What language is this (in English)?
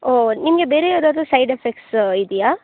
Kannada